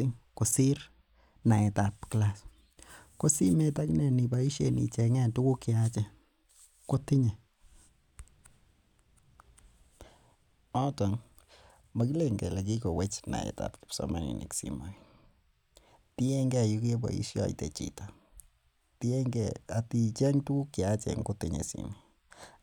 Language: Kalenjin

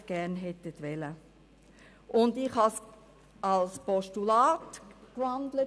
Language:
Swiss German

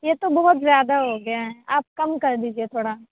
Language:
Urdu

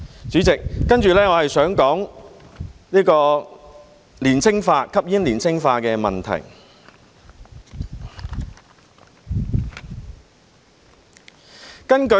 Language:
Cantonese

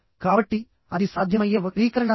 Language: Telugu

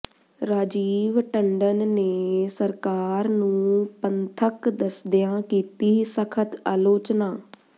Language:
Punjabi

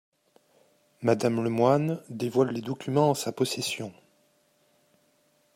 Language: French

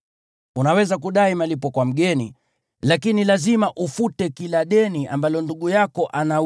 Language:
Swahili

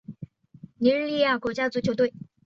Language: Chinese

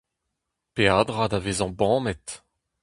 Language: Breton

